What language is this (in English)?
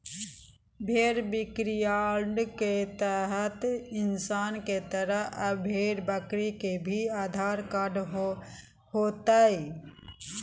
Magahi